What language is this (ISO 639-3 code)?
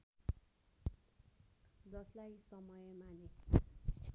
nep